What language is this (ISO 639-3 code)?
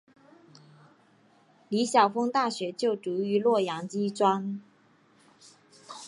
zho